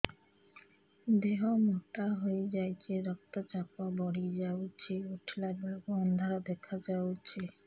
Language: Odia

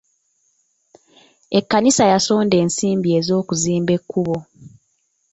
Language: Ganda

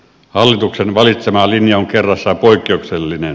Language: Finnish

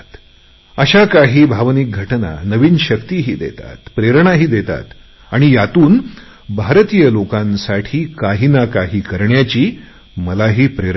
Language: Marathi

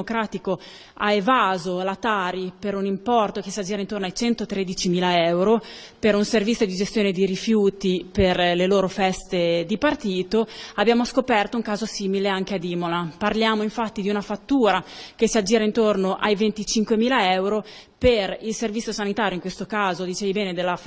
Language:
Italian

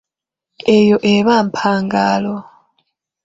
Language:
Ganda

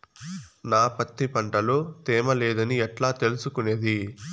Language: Telugu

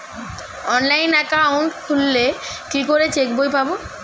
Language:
Bangla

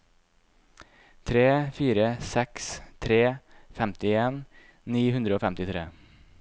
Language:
Norwegian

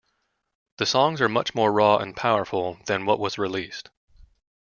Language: English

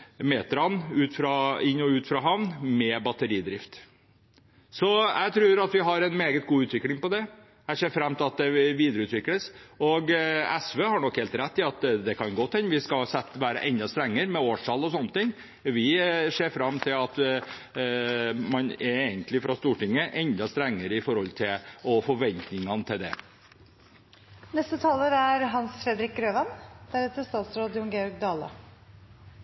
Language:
Norwegian Bokmål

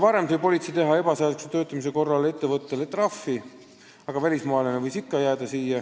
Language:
Estonian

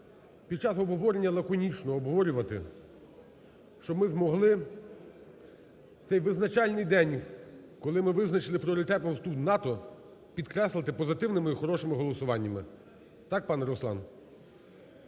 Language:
Ukrainian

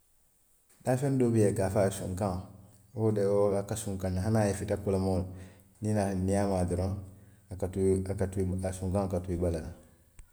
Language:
Western Maninkakan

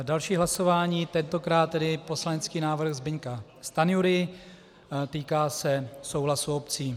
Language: Czech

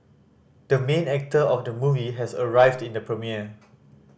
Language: English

